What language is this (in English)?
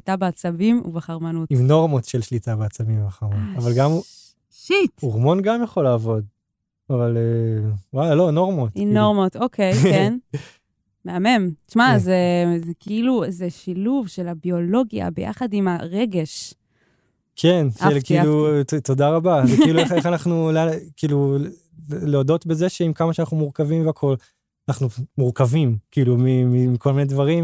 Hebrew